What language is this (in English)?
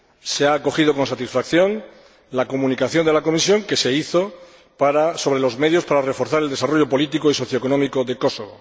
Spanish